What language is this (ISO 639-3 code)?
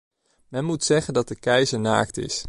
nld